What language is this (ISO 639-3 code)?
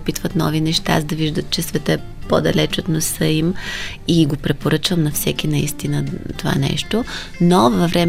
bul